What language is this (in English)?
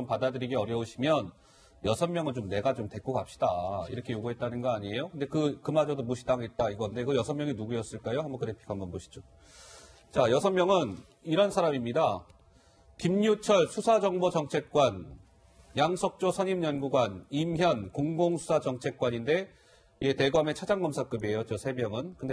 Korean